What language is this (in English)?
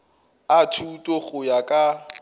Northern Sotho